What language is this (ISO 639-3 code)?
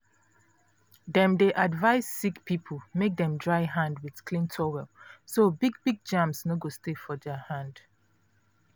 pcm